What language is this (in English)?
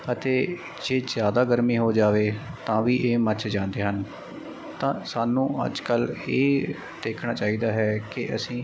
Punjabi